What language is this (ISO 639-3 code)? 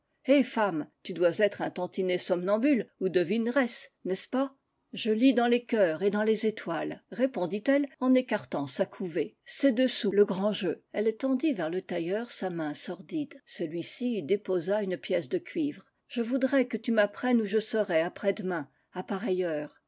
fra